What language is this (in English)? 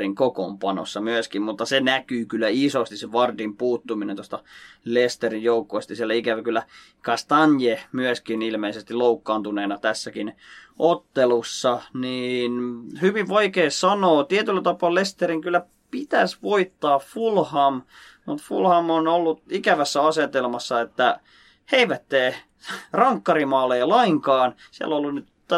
Finnish